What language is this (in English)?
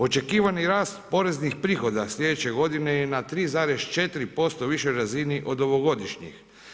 Croatian